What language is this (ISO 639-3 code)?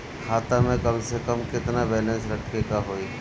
bho